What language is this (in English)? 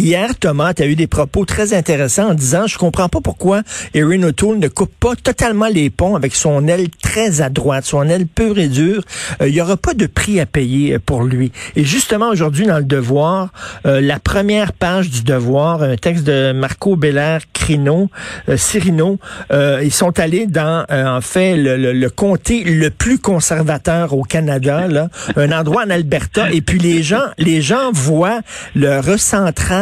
French